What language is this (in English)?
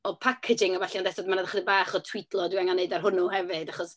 Welsh